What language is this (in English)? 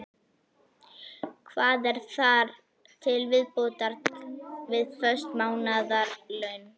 Icelandic